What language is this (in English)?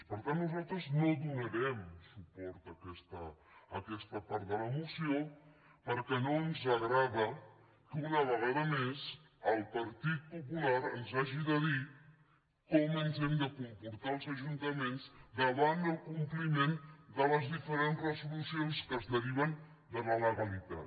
Catalan